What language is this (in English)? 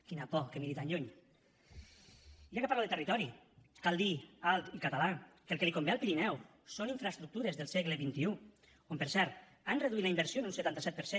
Catalan